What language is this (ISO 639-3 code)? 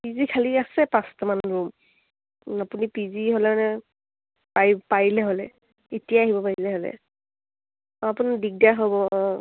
asm